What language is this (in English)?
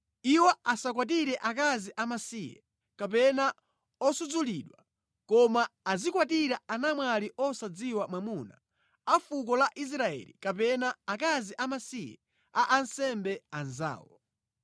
Nyanja